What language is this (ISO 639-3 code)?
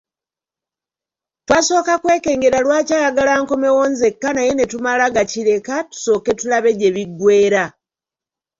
lug